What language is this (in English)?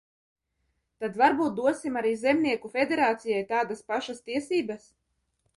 Latvian